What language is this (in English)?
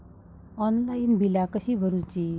Marathi